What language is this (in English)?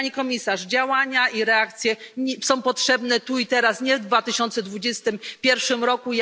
Polish